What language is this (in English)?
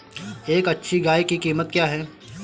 Hindi